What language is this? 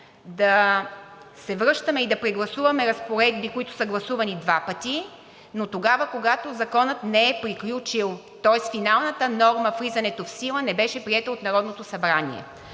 Bulgarian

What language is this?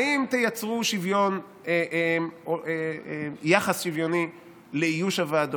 Hebrew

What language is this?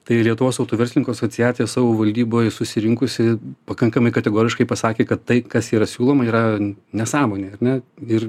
Lithuanian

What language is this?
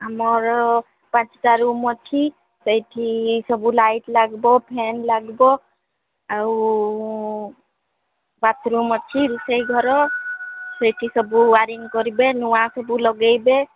Odia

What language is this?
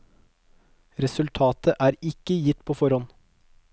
Norwegian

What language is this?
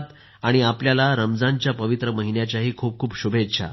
Marathi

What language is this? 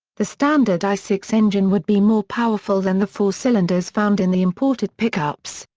English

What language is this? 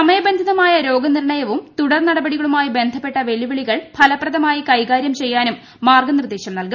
Malayalam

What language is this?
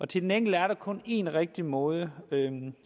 Danish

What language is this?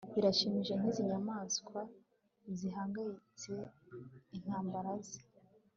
Kinyarwanda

